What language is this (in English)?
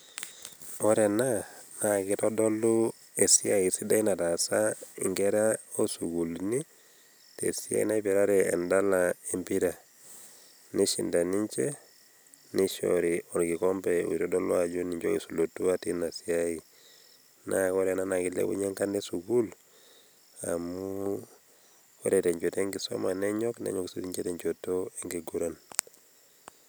Masai